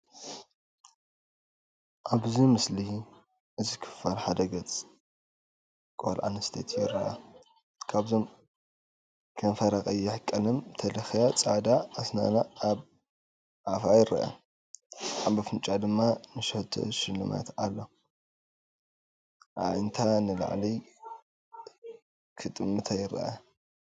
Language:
Tigrinya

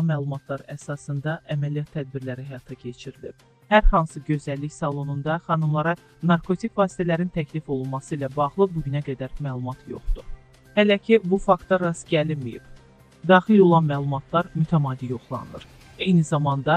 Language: Turkish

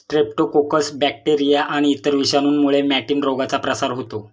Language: Marathi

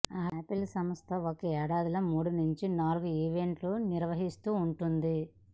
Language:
Telugu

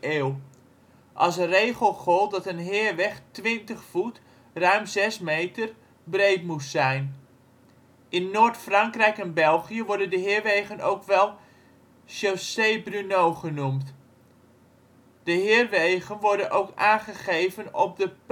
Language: Dutch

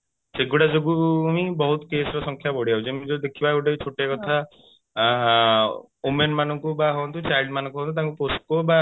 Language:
Odia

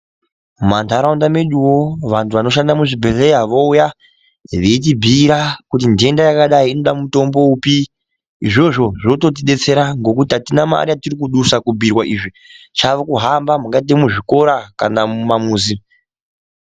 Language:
Ndau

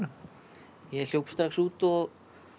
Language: Icelandic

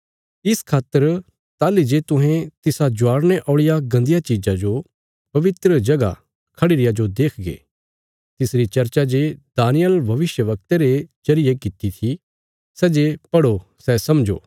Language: Bilaspuri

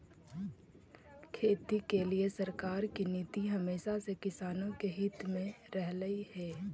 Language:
Magahi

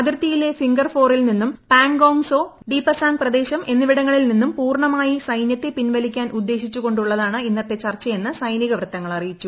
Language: Malayalam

